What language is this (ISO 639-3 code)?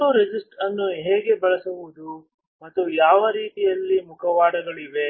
kan